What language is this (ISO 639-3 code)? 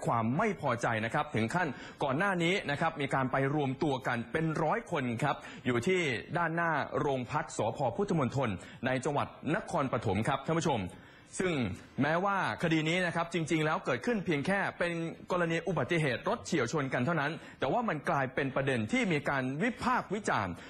tha